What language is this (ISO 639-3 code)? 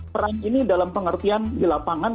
ind